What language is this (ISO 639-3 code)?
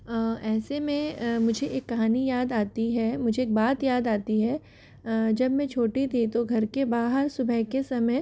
hin